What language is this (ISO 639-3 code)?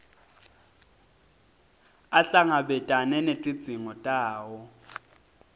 ssw